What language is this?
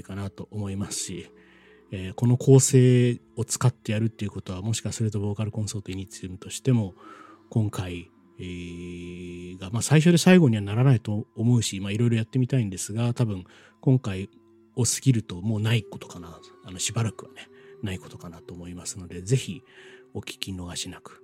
Japanese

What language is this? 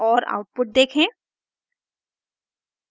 Hindi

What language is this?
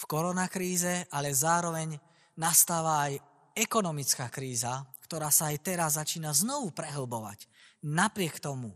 Slovak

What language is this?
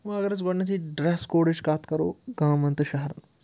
Kashmiri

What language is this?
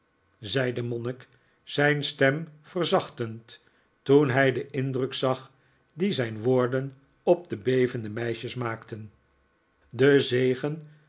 Dutch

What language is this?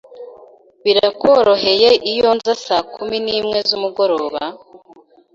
Kinyarwanda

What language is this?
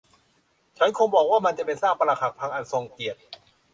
Thai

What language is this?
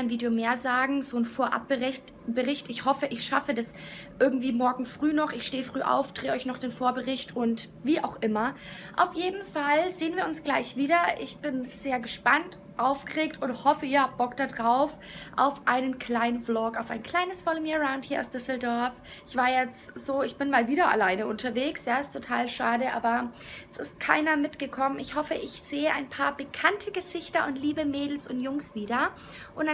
German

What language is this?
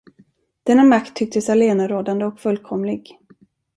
Swedish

